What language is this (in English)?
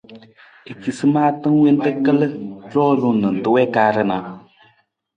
Nawdm